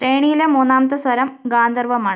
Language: Malayalam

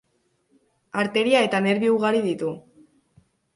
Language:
Basque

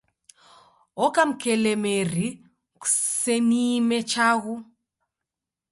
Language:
Taita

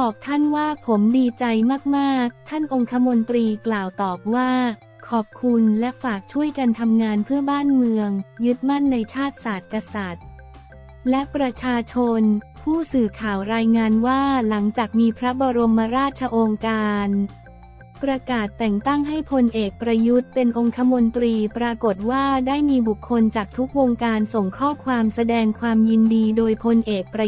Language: Thai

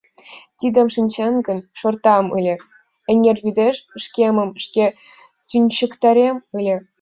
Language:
Mari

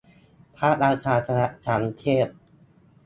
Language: Thai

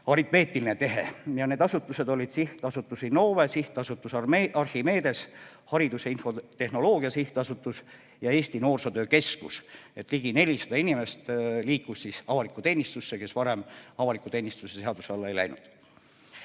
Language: Estonian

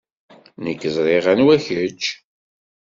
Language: Kabyle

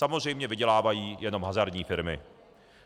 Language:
Czech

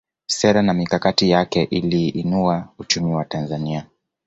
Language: Swahili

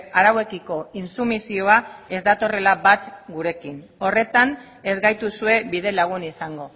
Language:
Basque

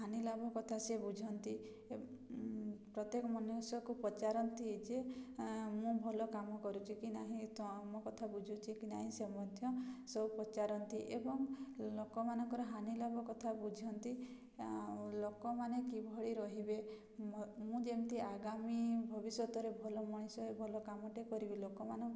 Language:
Odia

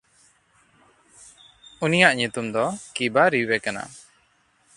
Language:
Santali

